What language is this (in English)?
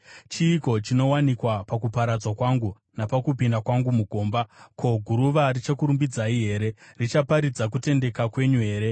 Shona